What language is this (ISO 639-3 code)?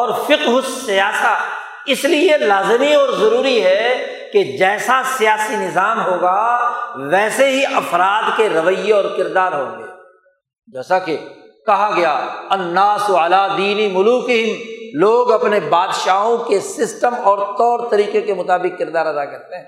urd